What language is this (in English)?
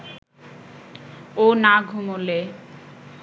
Bangla